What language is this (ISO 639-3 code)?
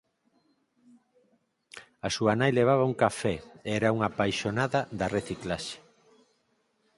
glg